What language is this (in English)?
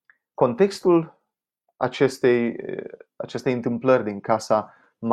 Romanian